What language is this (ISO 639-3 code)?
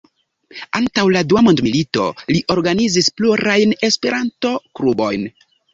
epo